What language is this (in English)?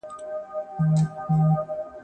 Pashto